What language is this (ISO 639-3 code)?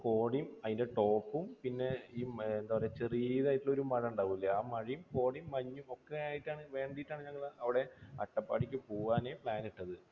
mal